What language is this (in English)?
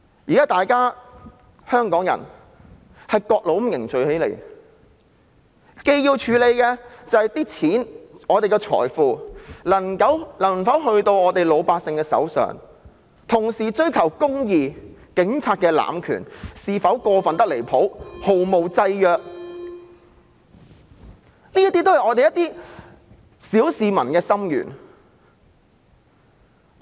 Cantonese